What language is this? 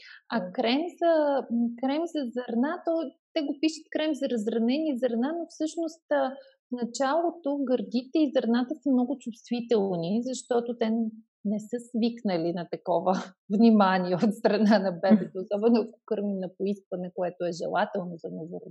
Bulgarian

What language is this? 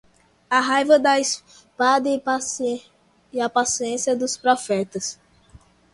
Portuguese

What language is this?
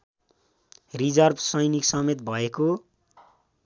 Nepali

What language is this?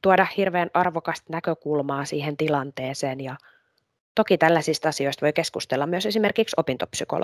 Finnish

